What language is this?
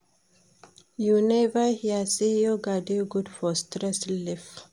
Nigerian Pidgin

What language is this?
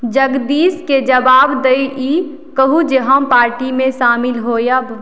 Maithili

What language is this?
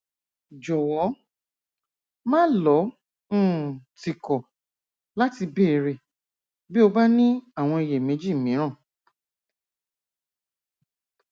Yoruba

